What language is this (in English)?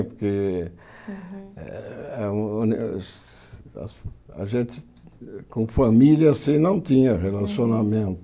Portuguese